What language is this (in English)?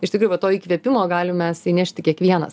Lithuanian